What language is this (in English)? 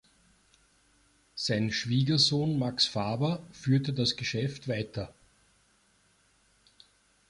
German